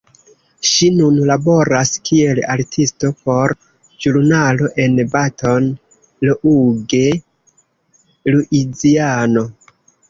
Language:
Esperanto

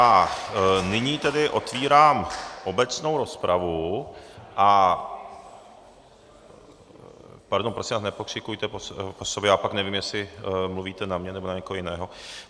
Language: Czech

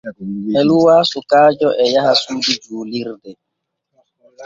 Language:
Borgu Fulfulde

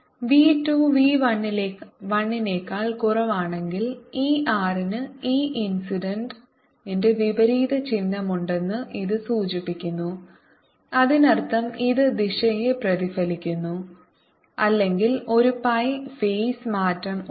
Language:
Malayalam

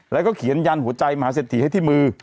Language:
Thai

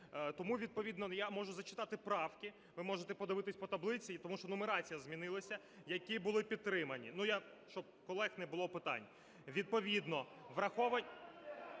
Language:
Ukrainian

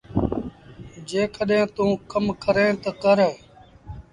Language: Sindhi Bhil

